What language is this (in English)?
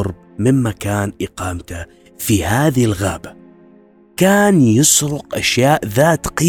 Arabic